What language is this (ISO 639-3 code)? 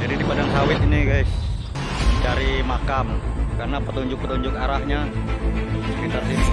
ind